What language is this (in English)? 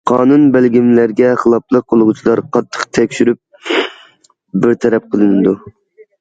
Uyghur